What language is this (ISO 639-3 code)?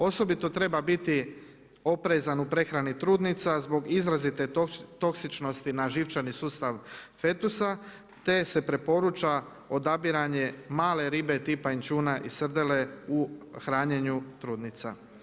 hrv